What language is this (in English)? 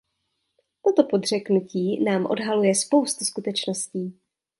Czech